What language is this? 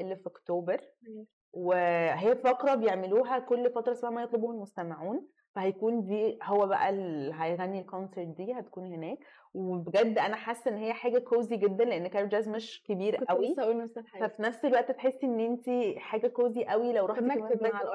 Arabic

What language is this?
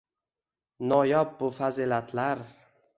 Uzbek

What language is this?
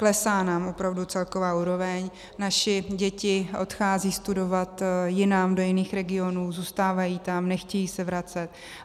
Czech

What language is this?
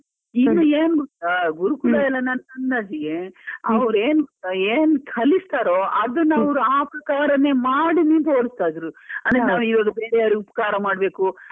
Kannada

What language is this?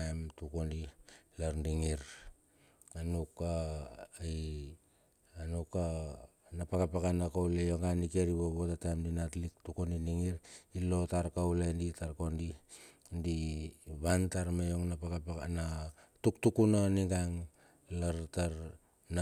Bilur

